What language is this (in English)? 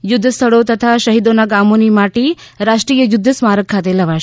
Gujarati